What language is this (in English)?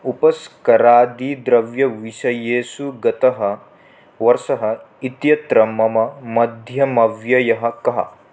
Sanskrit